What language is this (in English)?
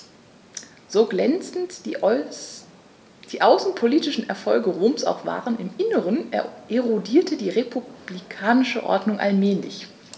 German